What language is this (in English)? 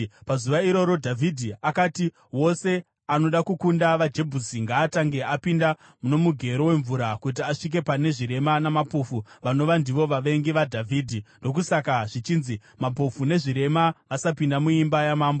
Shona